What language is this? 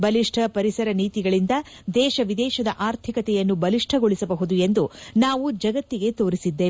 Kannada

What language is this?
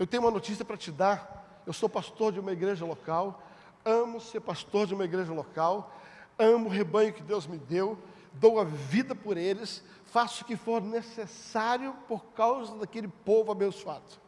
Portuguese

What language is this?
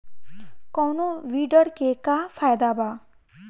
Bhojpuri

